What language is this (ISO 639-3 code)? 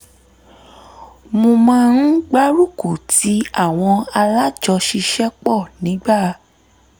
yor